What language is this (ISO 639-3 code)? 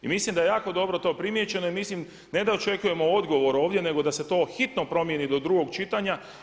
hrv